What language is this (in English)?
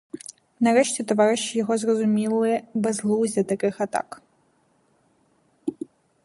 Ukrainian